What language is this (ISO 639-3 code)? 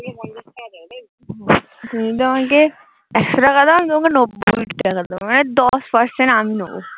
ben